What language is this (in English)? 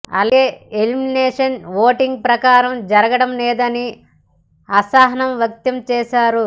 Telugu